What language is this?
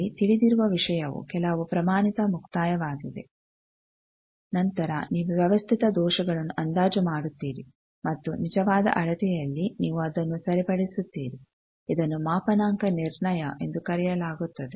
Kannada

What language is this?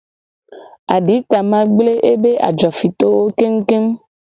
Gen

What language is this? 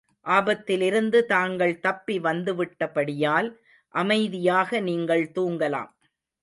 Tamil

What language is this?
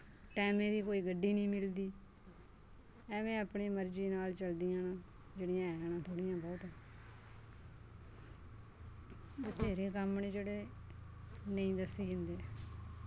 Dogri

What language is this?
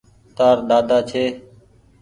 Goaria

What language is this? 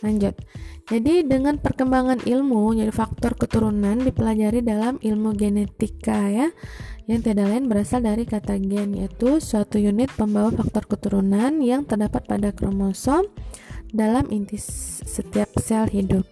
Indonesian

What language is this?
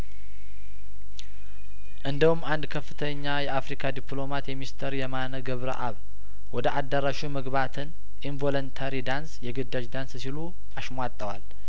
Amharic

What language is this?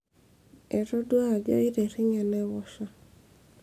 Masai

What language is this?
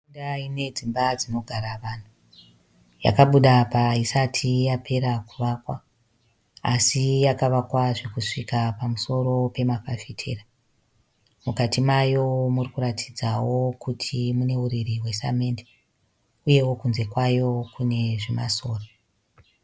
Shona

